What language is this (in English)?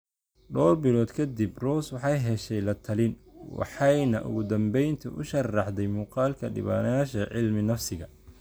Somali